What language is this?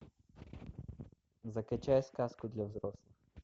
Russian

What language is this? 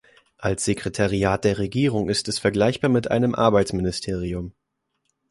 German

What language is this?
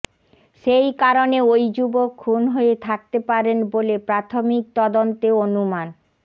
Bangla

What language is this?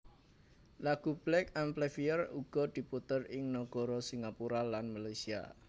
Javanese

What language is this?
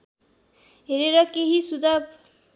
Nepali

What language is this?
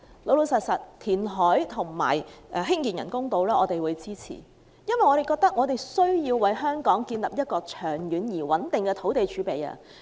Cantonese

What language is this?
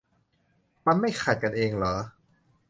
Thai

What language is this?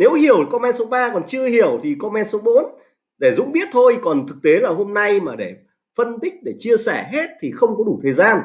Vietnamese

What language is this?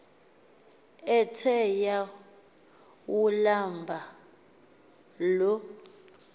Xhosa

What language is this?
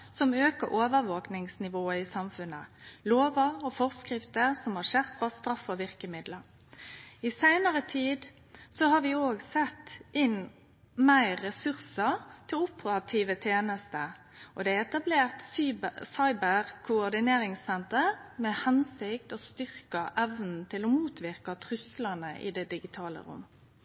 Norwegian Nynorsk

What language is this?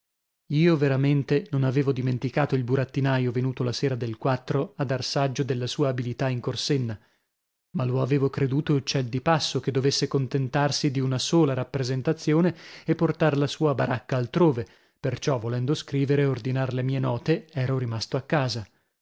Italian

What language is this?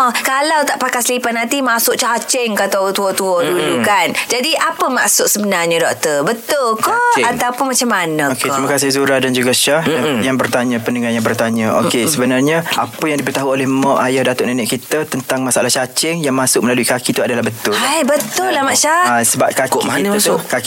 Malay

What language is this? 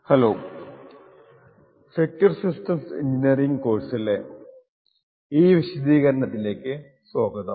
Malayalam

